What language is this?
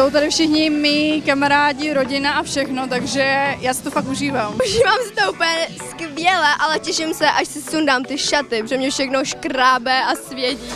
Czech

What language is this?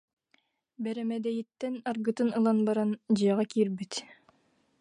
Yakut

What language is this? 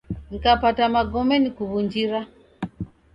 Taita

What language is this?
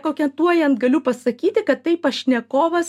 Lithuanian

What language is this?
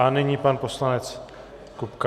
Czech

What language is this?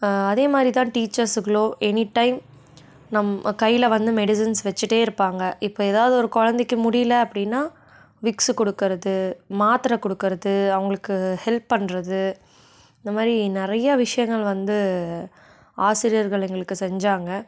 Tamil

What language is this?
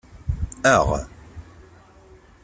Kabyle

